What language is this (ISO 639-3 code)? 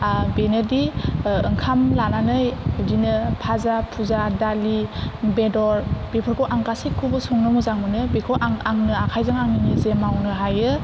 brx